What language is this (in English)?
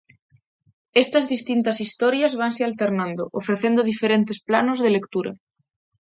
Galician